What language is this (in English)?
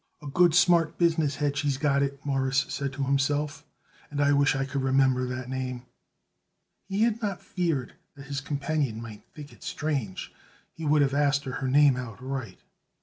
English